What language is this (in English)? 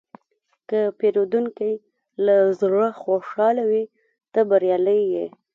Pashto